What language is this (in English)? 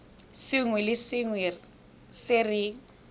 Tswana